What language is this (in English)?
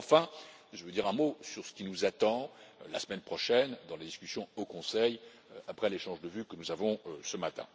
French